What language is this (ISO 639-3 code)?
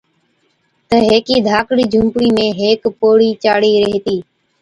odk